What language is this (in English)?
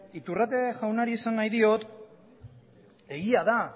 Basque